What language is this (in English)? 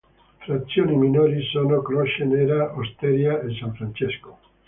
Italian